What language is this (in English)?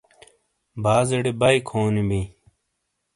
Shina